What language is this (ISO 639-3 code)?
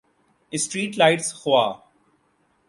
urd